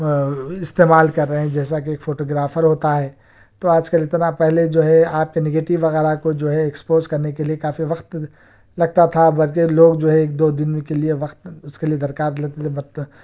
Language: Urdu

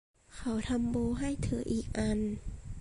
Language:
Thai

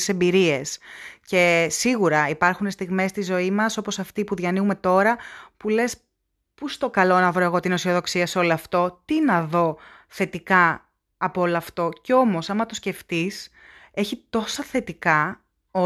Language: Greek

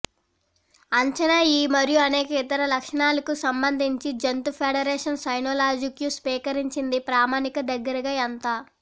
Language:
Telugu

